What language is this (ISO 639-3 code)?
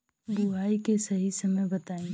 bho